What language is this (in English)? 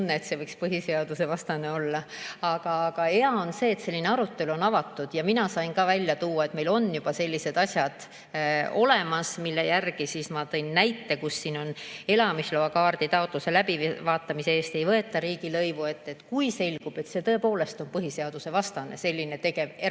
Estonian